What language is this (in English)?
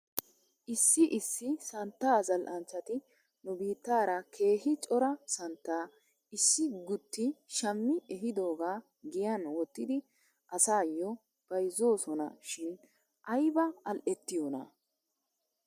Wolaytta